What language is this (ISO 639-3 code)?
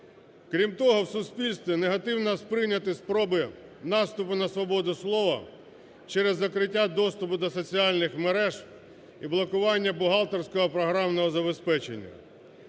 ukr